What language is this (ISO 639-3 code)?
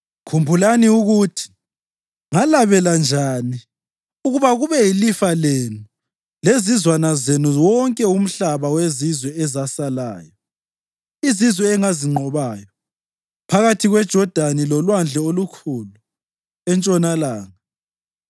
nde